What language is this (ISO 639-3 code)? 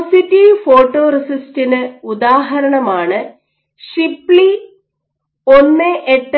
mal